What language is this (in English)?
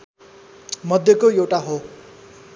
Nepali